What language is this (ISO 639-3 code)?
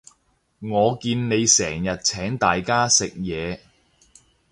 yue